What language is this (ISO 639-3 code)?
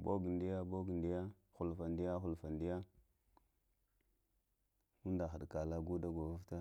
hia